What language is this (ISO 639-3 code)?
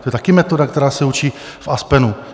ces